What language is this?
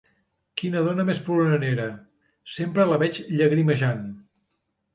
Catalan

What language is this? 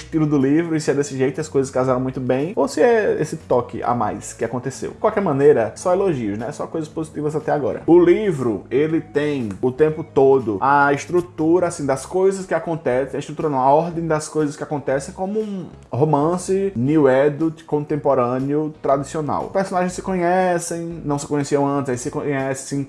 Portuguese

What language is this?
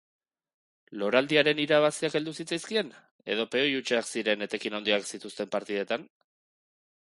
Basque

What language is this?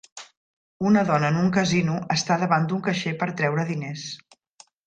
Catalan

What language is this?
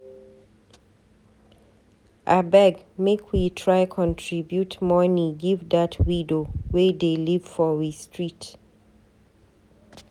Nigerian Pidgin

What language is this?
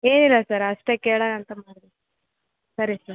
Kannada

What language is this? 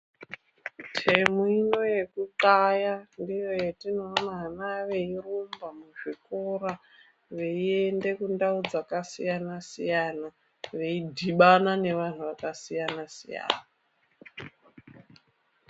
Ndau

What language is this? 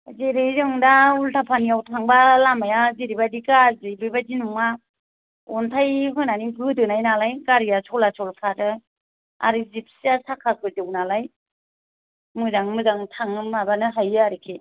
Bodo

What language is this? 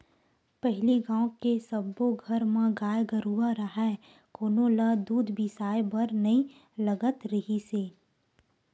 Chhattisgarhi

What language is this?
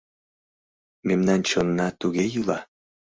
Mari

